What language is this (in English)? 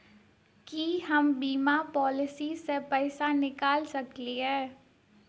Maithili